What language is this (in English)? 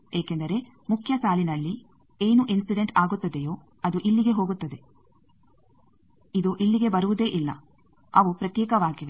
Kannada